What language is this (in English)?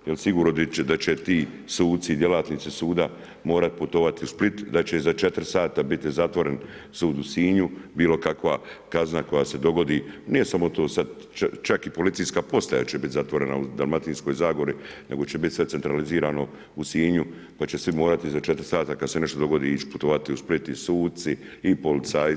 Croatian